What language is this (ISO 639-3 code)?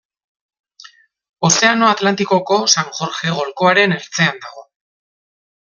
eus